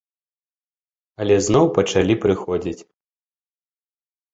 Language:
Belarusian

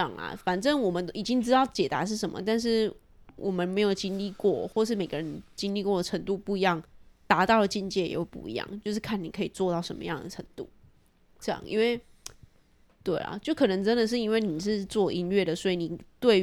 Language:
Chinese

